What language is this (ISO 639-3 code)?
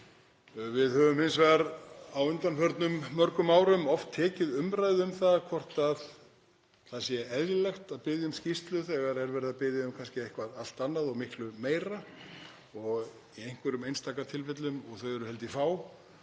isl